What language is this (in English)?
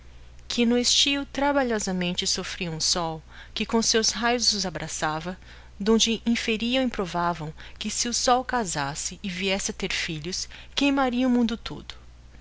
Portuguese